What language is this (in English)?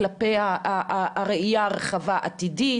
Hebrew